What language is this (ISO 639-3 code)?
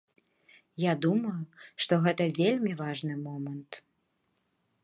bel